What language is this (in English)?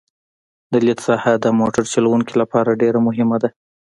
Pashto